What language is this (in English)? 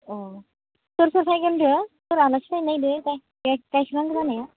Bodo